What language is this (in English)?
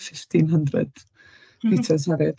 Welsh